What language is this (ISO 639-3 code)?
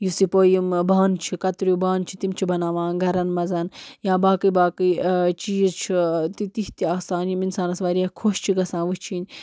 kas